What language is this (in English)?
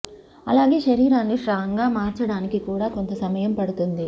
Telugu